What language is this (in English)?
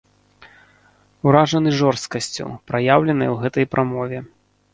Belarusian